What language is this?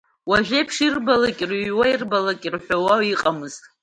Abkhazian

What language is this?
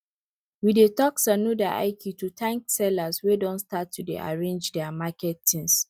Nigerian Pidgin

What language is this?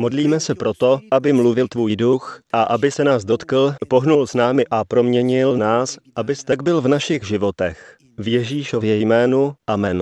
Czech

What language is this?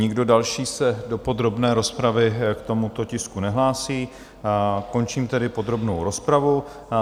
Czech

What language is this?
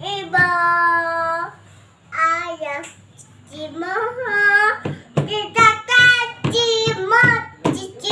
Indonesian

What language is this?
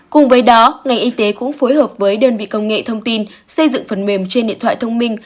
Vietnamese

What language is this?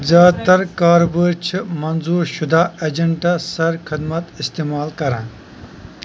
Kashmiri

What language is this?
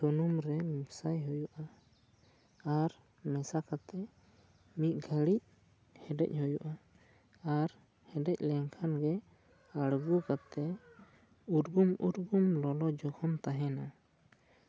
Santali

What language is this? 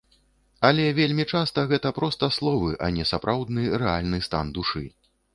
Belarusian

